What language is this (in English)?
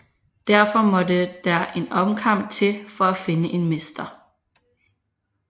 Danish